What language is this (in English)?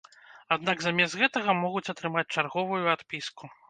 Belarusian